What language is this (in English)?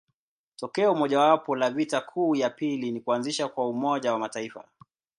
Swahili